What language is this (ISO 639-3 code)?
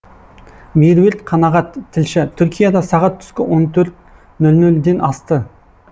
kaz